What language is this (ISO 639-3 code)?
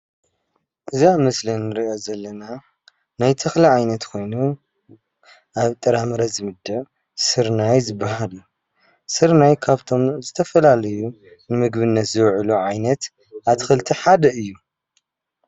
tir